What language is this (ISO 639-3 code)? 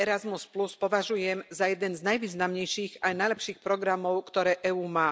slk